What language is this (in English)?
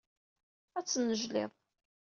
Kabyle